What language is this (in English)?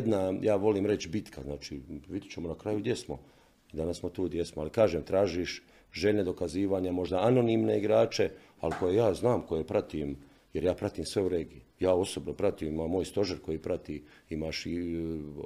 Croatian